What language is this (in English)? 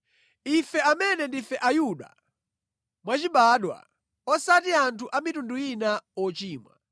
Nyanja